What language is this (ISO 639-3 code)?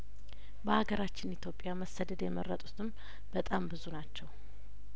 amh